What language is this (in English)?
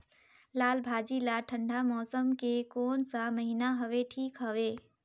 Chhattisgarhi